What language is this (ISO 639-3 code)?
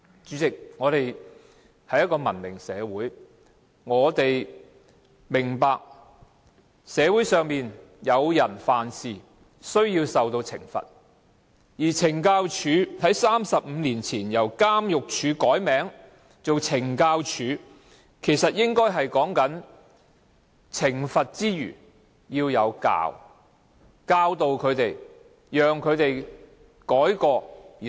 yue